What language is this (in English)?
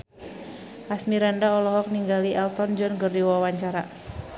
Sundanese